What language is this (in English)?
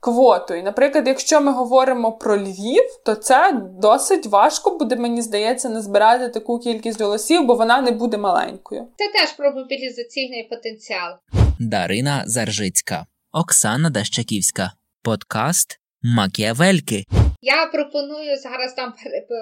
Ukrainian